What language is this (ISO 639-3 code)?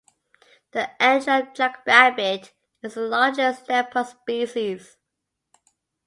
eng